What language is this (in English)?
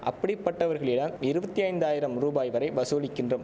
Tamil